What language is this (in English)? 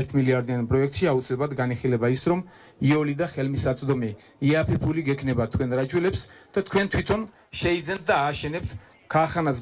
Russian